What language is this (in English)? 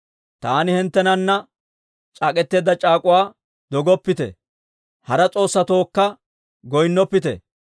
Dawro